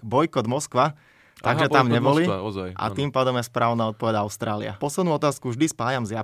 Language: Slovak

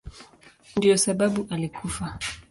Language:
Swahili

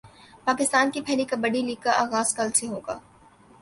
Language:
Urdu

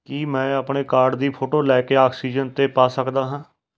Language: Punjabi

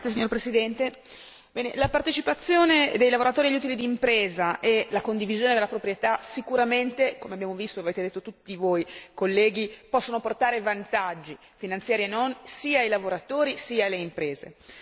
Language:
Italian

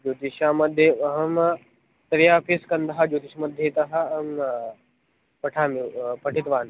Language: Sanskrit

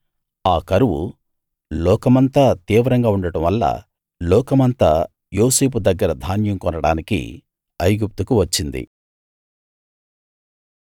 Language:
Telugu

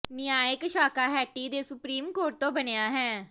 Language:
Punjabi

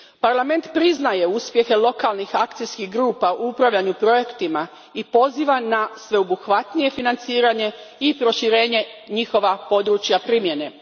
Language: Croatian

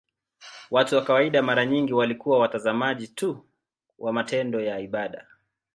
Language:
Swahili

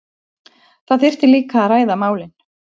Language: Icelandic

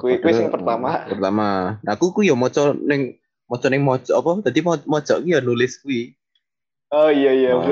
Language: Indonesian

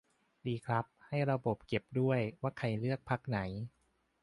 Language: Thai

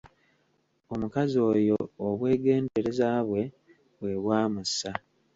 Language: Ganda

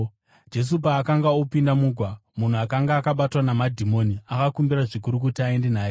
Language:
Shona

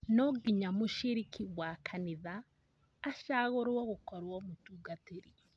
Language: Kikuyu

